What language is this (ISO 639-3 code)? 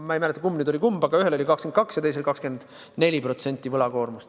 est